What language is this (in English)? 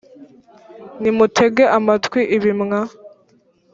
Kinyarwanda